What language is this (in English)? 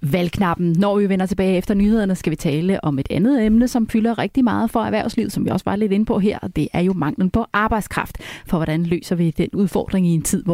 Danish